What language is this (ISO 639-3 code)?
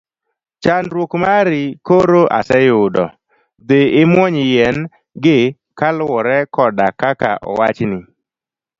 luo